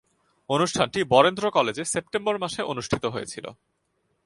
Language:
Bangla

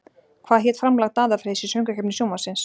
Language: Icelandic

